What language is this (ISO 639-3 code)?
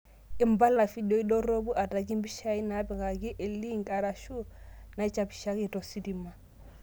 mas